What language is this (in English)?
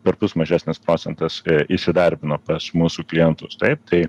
Lithuanian